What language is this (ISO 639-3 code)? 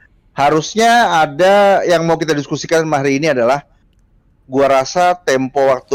ind